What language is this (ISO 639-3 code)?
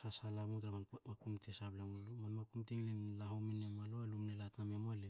hao